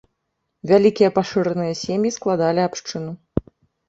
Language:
Belarusian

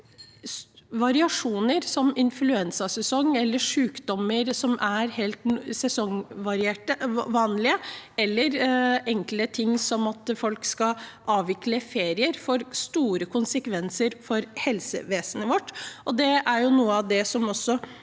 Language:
Norwegian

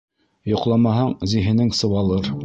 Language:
Bashkir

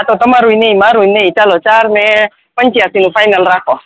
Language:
Gujarati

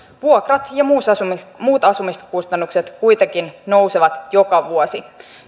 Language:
Finnish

